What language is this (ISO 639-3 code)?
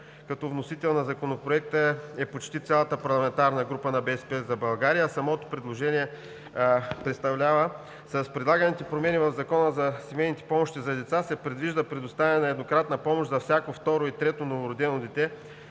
bul